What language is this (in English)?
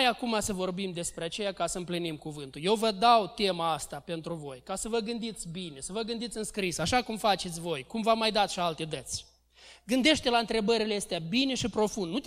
Romanian